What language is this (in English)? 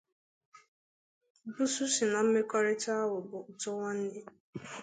Igbo